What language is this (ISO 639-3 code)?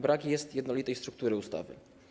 pol